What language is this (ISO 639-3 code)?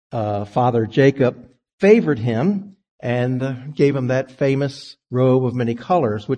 eng